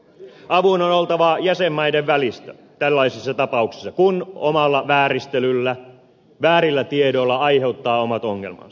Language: Finnish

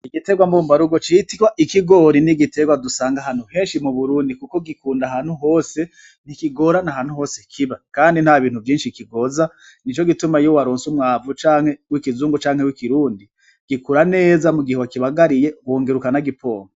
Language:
Rundi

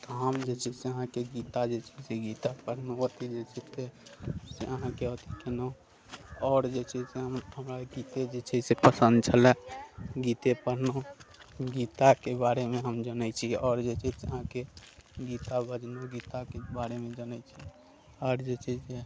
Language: Maithili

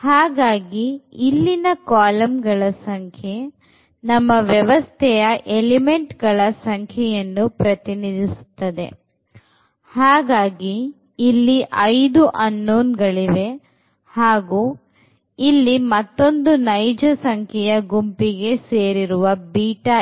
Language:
Kannada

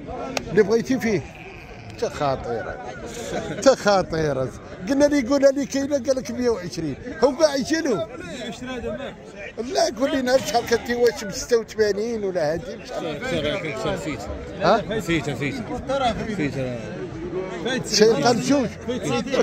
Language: Arabic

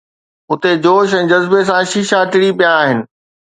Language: Sindhi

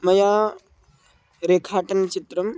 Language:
Sanskrit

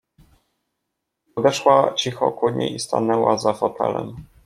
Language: Polish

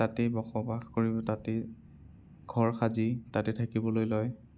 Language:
Assamese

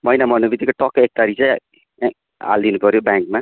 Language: Nepali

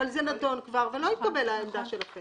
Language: Hebrew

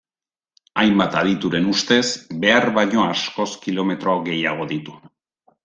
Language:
Basque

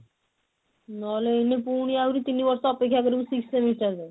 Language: Odia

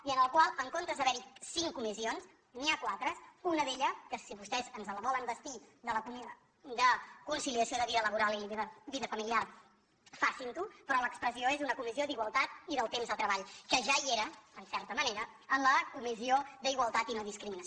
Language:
Catalan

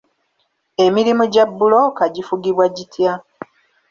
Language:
Ganda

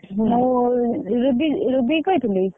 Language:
Odia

